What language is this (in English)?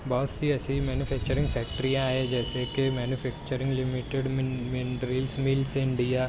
Urdu